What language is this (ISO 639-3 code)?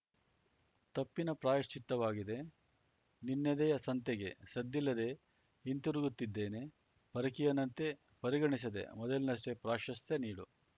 kan